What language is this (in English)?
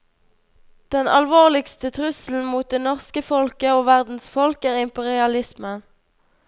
Norwegian